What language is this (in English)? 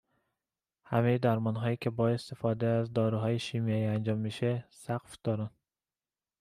Persian